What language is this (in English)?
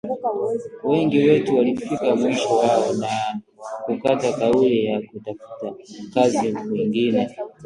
Swahili